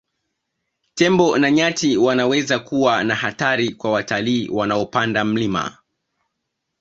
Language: Swahili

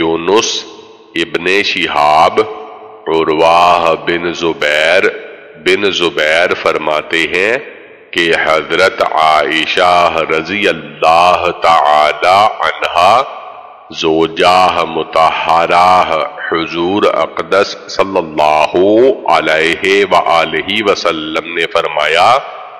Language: Dutch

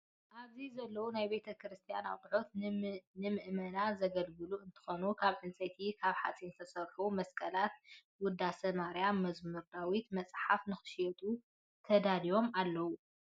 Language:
Tigrinya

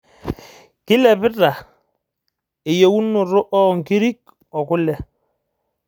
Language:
Masai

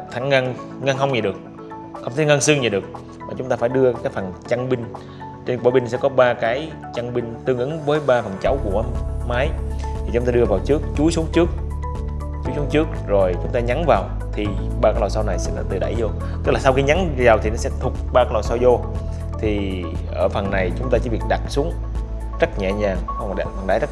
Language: Vietnamese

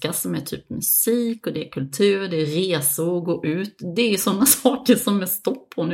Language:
Swedish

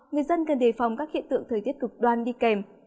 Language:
Vietnamese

